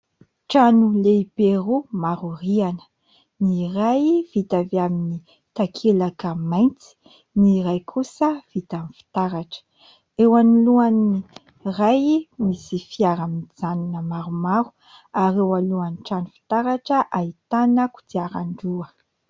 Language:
Malagasy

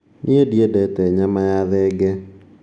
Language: Kikuyu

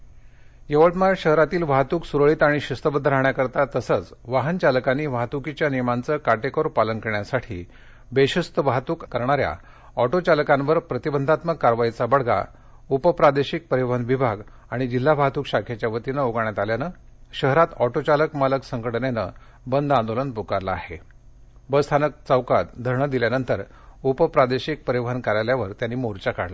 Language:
Marathi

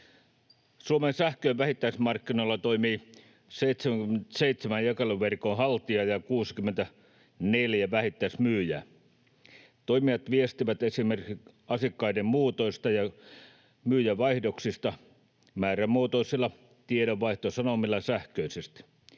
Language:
Finnish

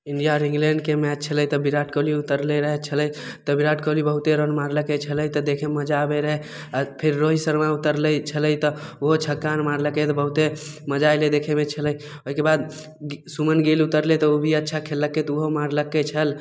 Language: Maithili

